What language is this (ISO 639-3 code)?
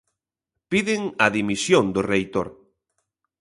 glg